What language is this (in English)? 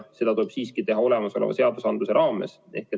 Estonian